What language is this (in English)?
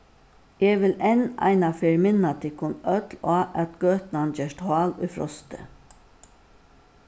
Faroese